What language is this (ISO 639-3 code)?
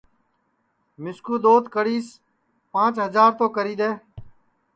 ssi